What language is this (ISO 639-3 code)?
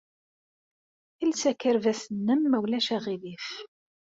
kab